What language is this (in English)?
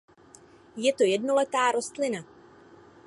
Czech